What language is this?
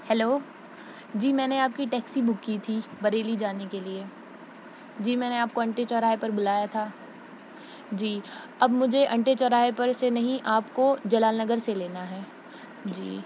Urdu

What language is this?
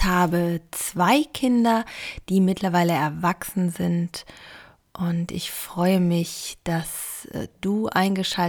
German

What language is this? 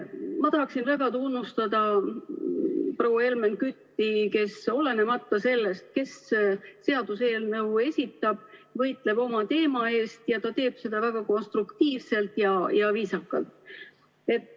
Estonian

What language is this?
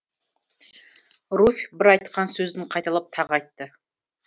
Kazakh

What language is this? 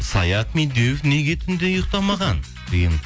Kazakh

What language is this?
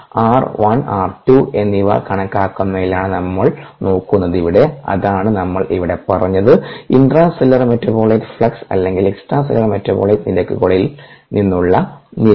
Malayalam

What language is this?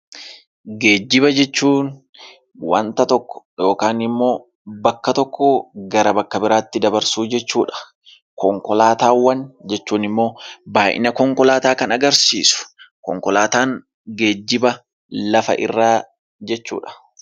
Oromo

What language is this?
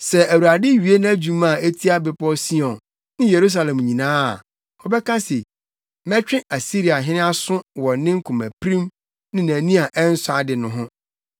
Akan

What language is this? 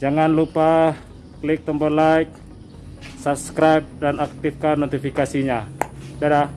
Indonesian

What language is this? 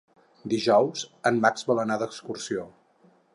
Catalan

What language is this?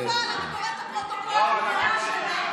Hebrew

